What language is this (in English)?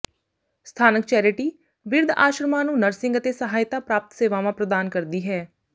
Punjabi